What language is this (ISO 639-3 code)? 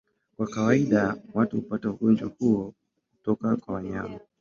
swa